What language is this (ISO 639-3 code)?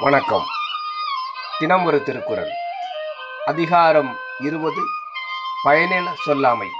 tam